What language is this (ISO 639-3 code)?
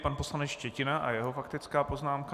ces